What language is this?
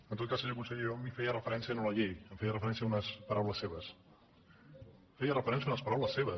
Catalan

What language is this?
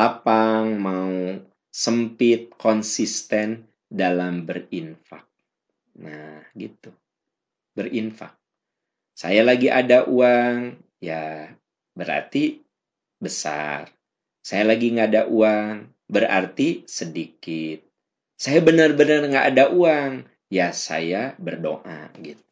Indonesian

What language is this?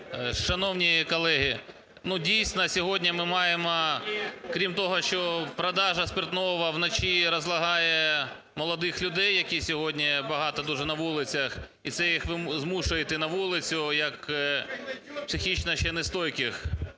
Ukrainian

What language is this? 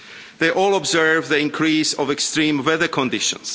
English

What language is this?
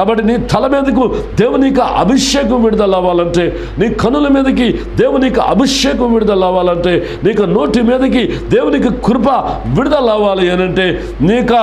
Romanian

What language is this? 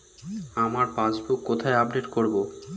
Bangla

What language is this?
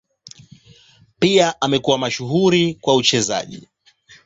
Swahili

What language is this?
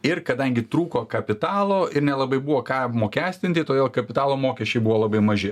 Lithuanian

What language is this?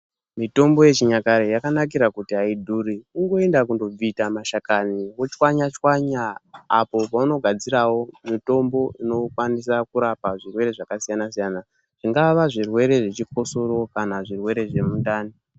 Ndau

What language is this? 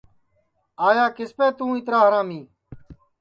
Sansi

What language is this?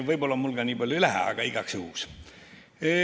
Estonian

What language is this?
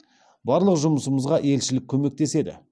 Kazakh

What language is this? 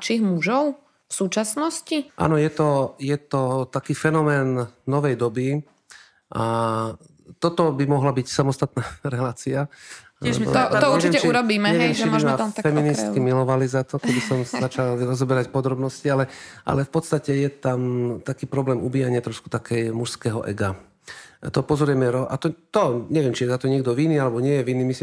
Slovak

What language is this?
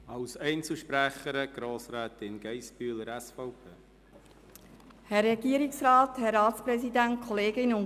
Swiss German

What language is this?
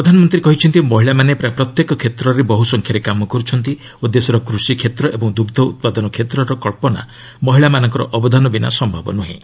Odia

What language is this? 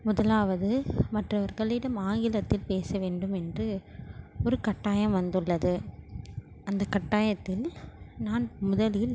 Tamil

